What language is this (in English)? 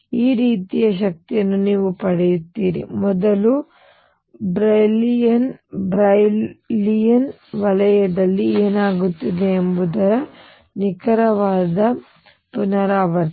Kannada